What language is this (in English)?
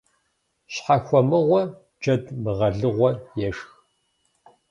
Kabardian